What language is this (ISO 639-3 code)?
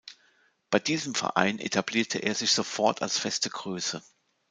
deu